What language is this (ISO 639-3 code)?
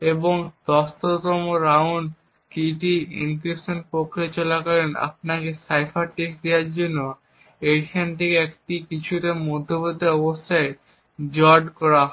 ben